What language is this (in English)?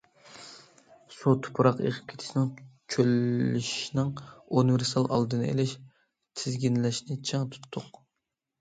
Uyghur